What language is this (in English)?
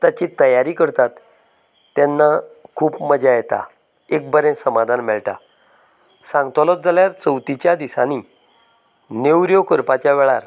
Konkani